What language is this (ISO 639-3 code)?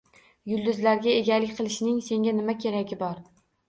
uzb